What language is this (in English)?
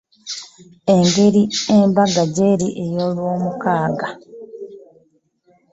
Ganda